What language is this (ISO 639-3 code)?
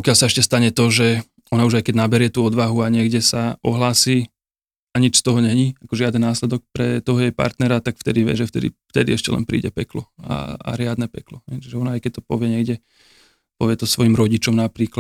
slk